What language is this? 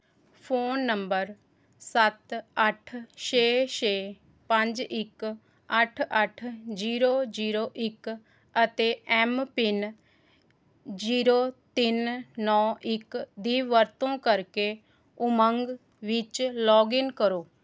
Punjabi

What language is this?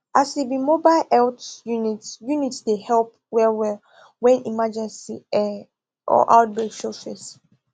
Nigerian Pidgin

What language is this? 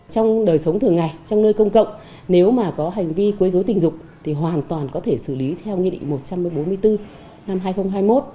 Vietnamese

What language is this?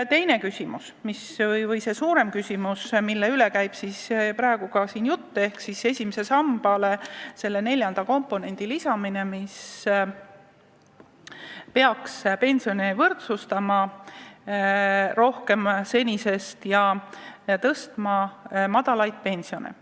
Estonian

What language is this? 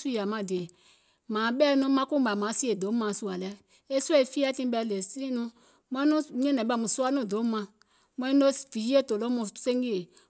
Gola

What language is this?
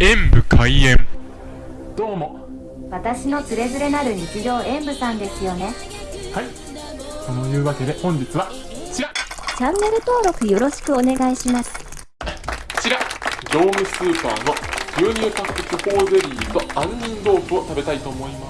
Japanese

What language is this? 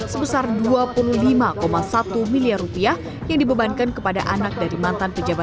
Indonesian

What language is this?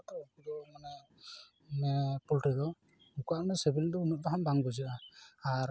Santali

